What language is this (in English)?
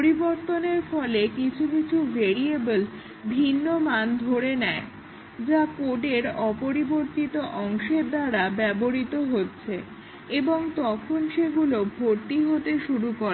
Bangla